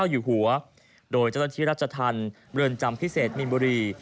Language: Thai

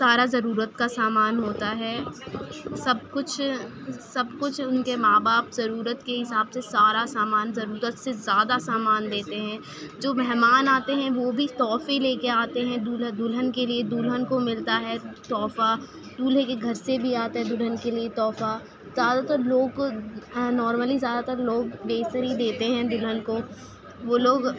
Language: Urdu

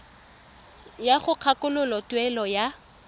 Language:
Tswana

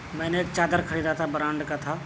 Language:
Urdu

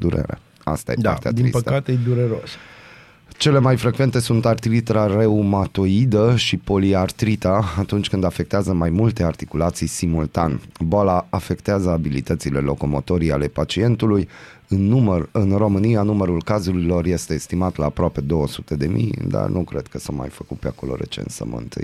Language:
Romanian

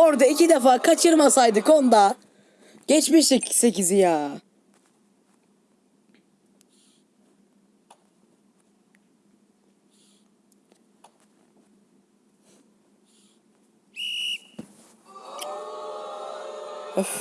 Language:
Turkish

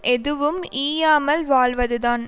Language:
Tamil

